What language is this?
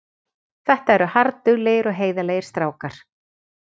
Icelandic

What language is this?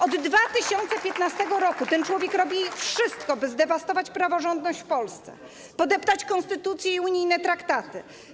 Polish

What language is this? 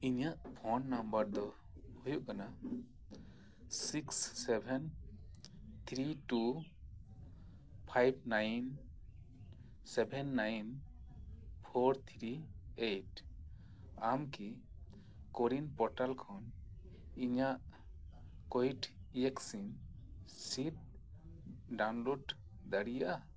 Santali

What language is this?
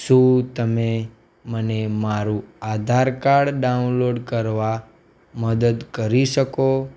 Gujarati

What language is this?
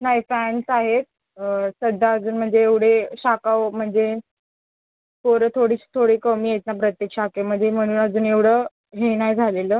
Marathi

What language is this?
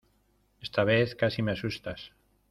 Spanish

